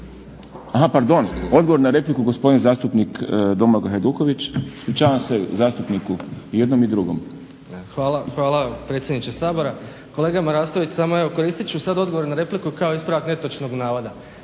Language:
Croatian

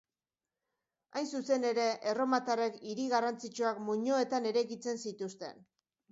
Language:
Basque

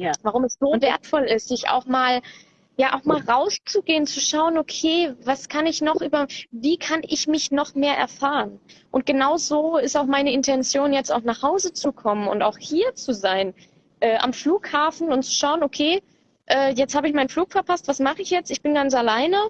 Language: German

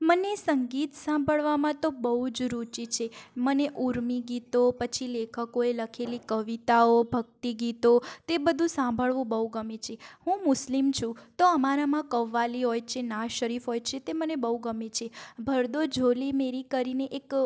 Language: Gujarati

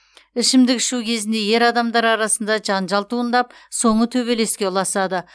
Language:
Kazakh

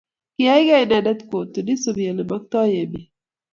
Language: Kalenjin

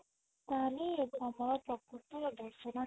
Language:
Odia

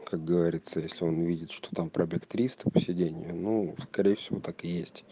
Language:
Russian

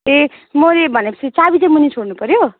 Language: Nepali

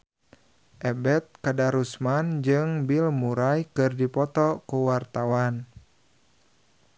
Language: Sundanese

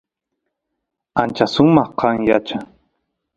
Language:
Santiago del Estero Quichua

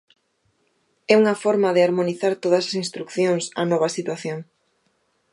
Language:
Galician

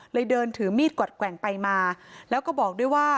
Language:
Thai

